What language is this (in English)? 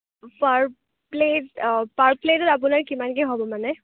Assamese